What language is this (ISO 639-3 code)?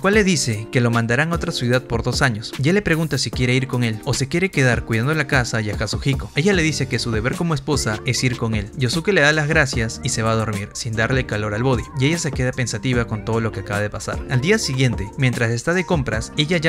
spa